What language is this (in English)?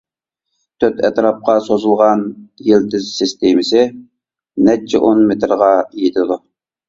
Uyghur